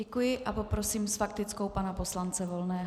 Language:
Czech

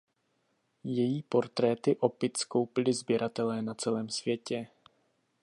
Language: Czech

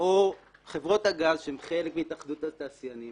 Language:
Hebrew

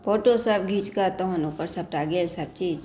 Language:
Maithili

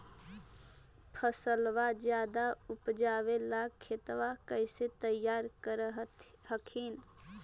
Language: Magahi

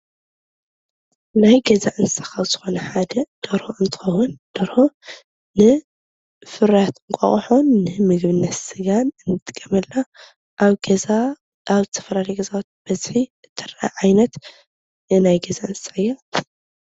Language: Tigrinya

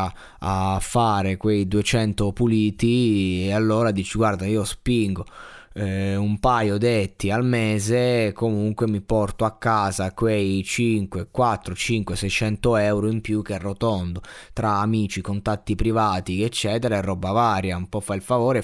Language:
Italian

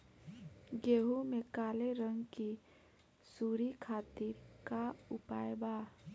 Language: Bhojpuri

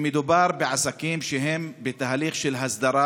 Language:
Hebrew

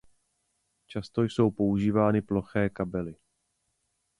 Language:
Czech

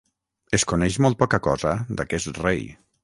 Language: Catalan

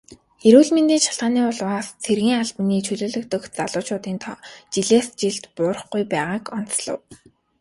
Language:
Mongolian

